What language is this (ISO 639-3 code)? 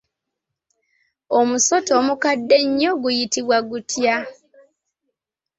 lug